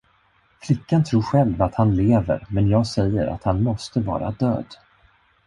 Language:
Swedish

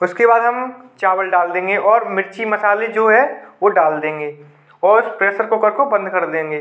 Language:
Hindi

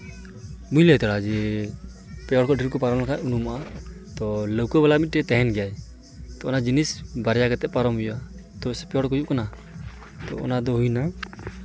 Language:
Santali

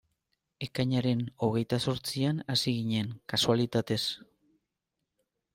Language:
Basque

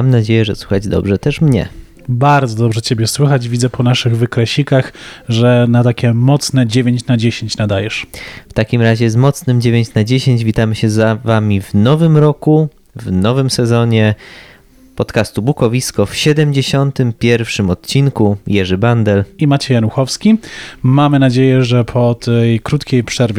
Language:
Polish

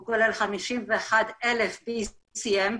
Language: Hebrew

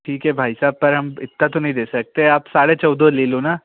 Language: Hindi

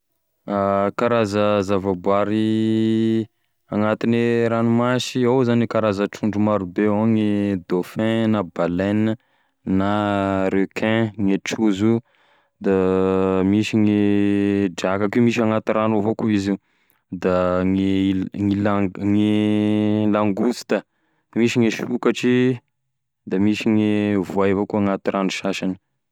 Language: Tesaka Malagasy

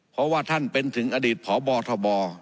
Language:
Thai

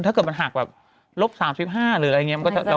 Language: Thai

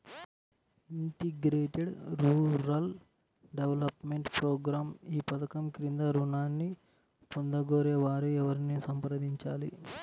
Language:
Telugu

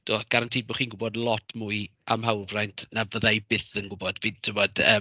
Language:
Welsh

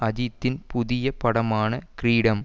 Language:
Tamil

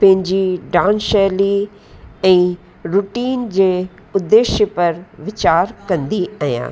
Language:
Sindhi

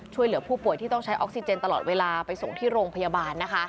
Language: Thai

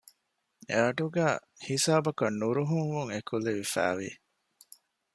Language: Divehi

